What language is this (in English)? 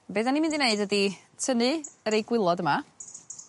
Welsh